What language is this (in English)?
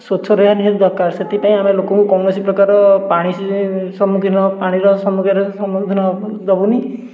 Odia